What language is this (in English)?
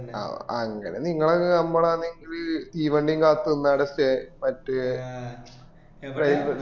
Malayalam